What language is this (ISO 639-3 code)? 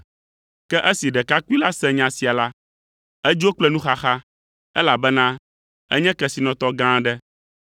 ewe